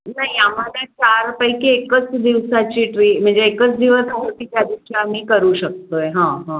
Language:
Marathi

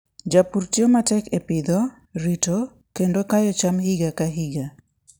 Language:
Luo (Kenya and Tanzania)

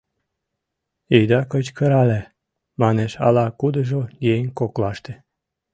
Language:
Mari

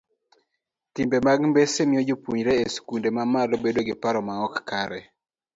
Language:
Luo (Kenya and Tanzania)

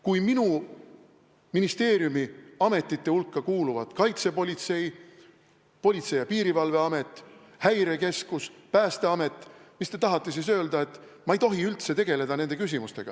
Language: Estonian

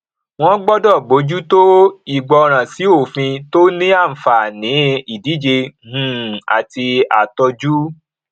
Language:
Yoruba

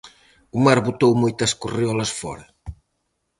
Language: Galician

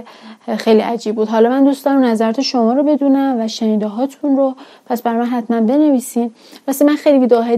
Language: Persian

